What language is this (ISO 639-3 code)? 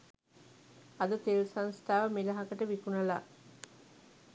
sin